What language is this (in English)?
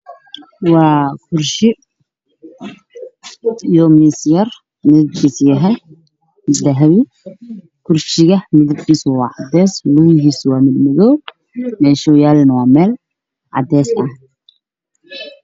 Somali